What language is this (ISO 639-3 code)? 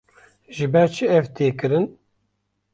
kur